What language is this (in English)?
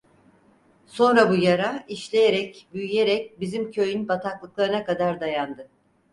Turkish